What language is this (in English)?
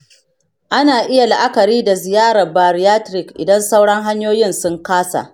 Hausa